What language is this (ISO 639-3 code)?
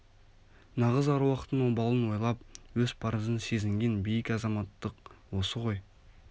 kaz